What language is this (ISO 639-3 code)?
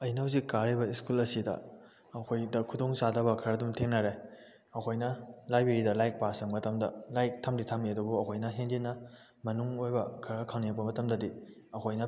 mni